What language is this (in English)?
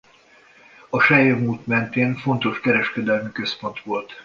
Hungarian